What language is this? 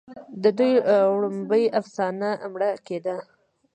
Pashto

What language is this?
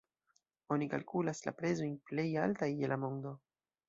Esperanto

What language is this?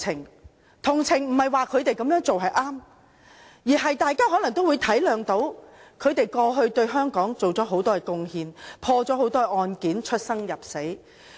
Cantonese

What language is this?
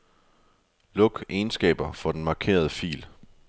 Danish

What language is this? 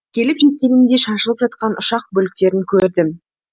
Kazakh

